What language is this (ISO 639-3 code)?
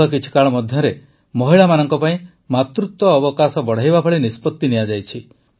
ori